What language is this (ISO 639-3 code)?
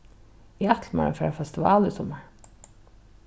fao